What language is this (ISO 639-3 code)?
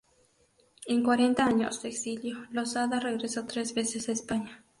spa